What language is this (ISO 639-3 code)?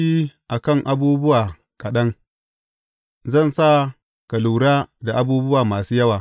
hau